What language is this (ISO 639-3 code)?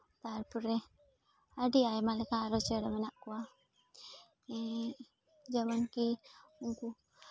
sat